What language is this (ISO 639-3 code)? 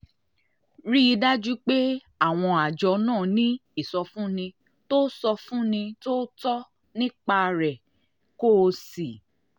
yor